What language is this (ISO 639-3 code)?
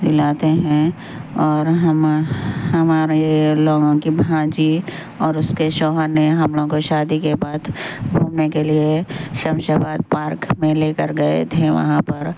urd